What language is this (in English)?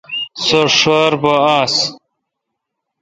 Kalkoti